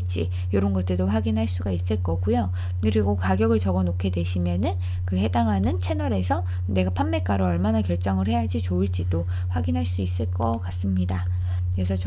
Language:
Korean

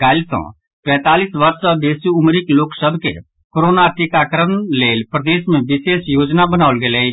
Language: Maithili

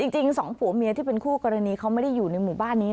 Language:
Thai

